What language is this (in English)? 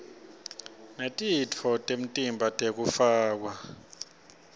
Swati